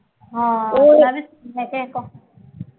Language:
Punjabi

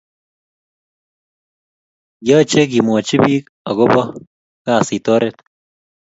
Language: Kalenjin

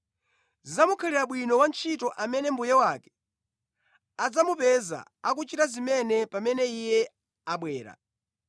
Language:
Nyanja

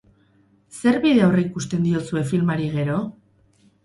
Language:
Basque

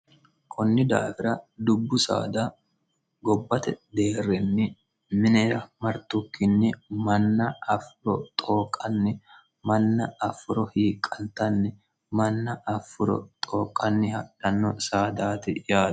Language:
Sidamo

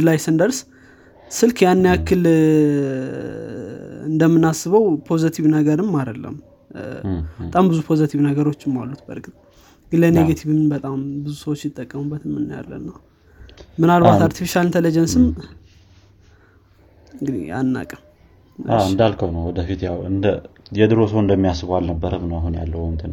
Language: Amharic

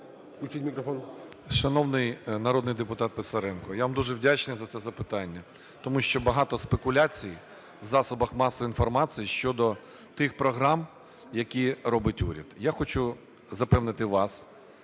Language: Ukrainian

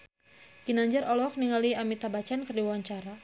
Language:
Sundanese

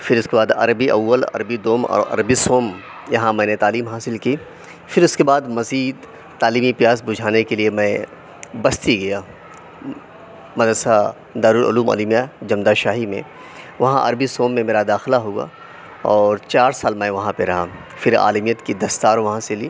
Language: Urdu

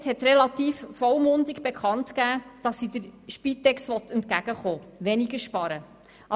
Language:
Swiss German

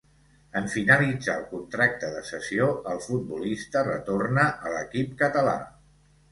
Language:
Catalan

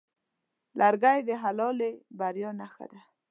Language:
Pashto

